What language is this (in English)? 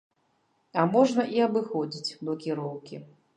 Belarusian